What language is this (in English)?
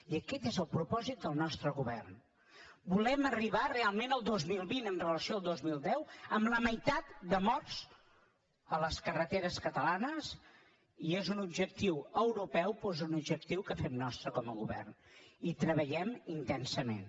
Catalan